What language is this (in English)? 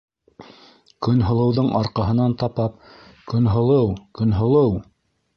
Bashkir